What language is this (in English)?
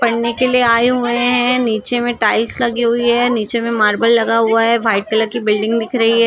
Hindi